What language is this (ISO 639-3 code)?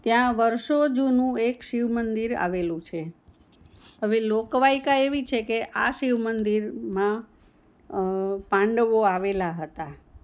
guj